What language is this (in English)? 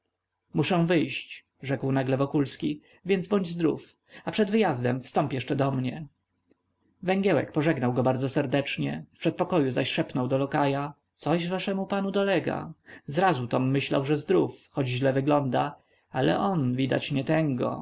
Polish